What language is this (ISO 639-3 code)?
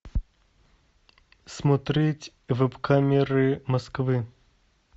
rus